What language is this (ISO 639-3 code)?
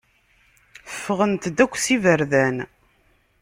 kab